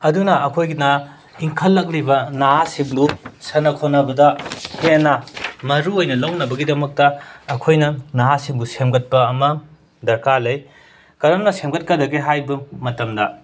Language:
Manipuri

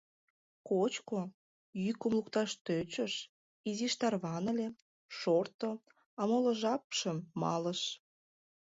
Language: Mari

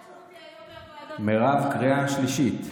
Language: Hebrew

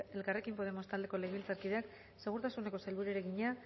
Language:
Basque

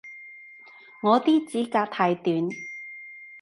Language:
Cantonese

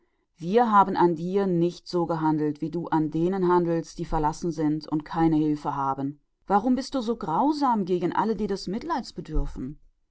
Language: German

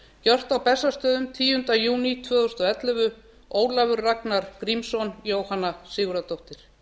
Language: Icelandic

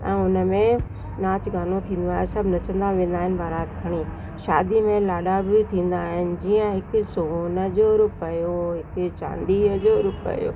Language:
Sindhi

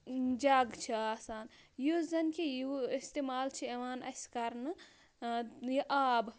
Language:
Kashmiri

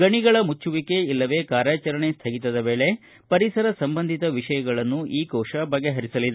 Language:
Kannada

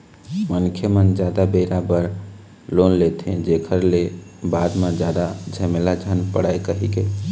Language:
Chhattisgarhi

